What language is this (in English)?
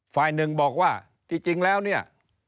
Thai